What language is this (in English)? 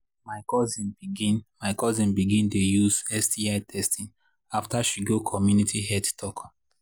Nigerian Pidgin